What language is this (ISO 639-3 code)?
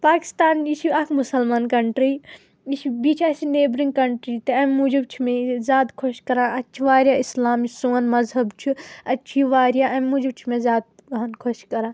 kas